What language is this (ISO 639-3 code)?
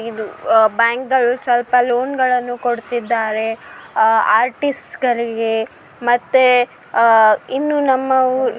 kan